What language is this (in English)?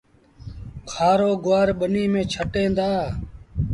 Sindhi Bhil